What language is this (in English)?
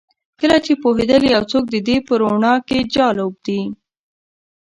Pashto